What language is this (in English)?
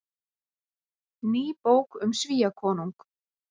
Icelandic